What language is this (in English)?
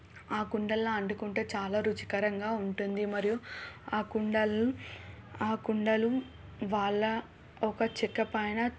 Telugu